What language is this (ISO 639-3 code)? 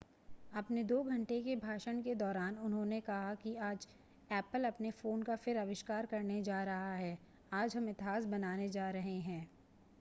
hin